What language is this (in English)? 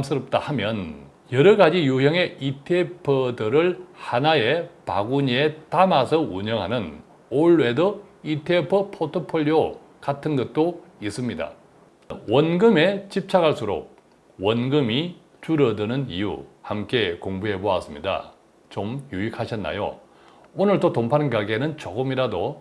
Korean